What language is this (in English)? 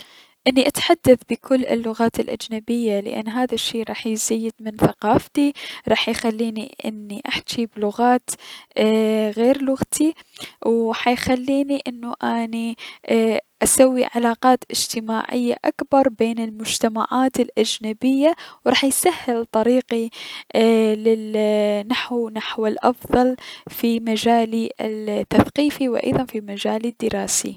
Mesopotamian Arabic